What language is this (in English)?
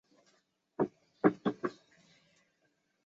Chinese